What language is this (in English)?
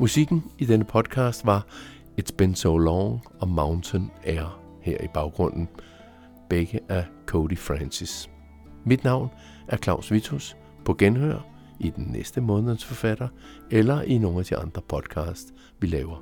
Danish